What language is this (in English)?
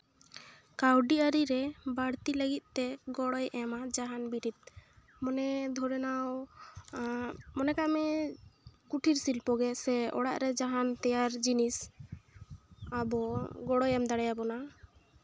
Santali